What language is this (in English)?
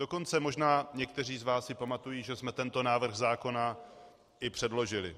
Czech